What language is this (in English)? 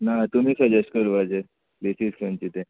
Konkani